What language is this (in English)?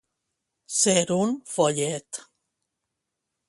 Catalan